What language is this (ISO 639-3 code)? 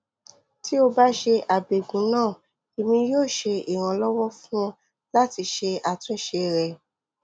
yor